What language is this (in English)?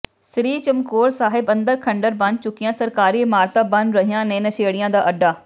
Punjabi